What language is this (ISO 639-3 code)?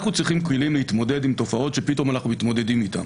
heb